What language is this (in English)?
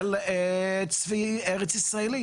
Hebrew